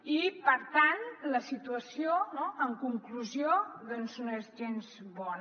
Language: Catalan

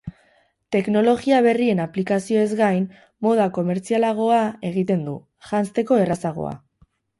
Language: Basque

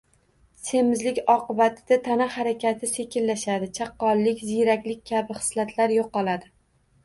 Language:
Uzbek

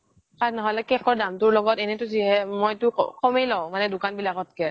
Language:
Assamese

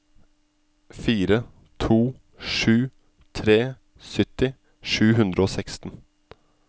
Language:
Norwegian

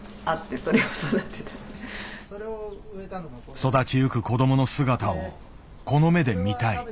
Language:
Japanese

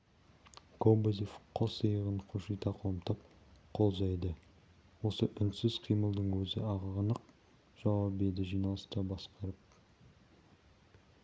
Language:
Kazakh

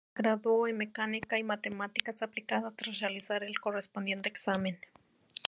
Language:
Spanish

